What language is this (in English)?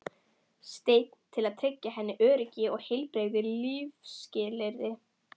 Icelandic